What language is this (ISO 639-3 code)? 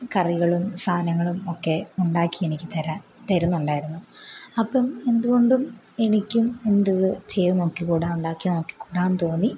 mal